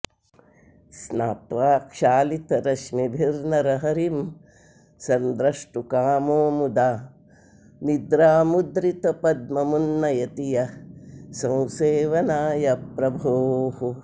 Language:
Sanskrit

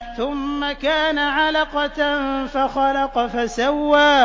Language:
Arabic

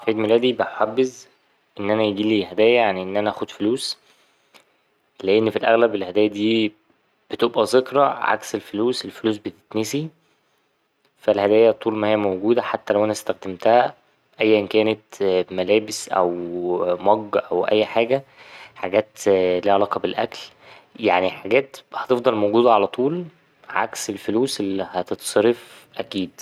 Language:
Egyptian Arabic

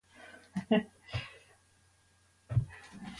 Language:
Latvian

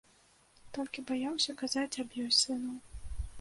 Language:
Belarusian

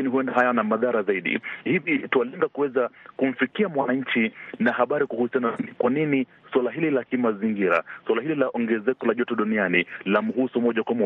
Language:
Swahili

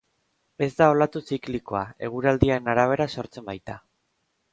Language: Basque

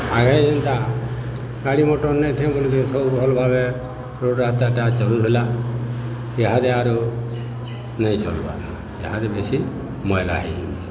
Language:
Odia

